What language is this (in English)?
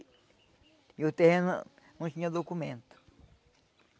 Portuguese